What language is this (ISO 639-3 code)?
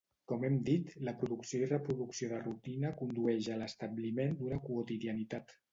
cat